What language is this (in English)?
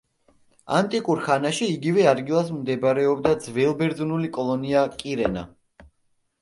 Georgian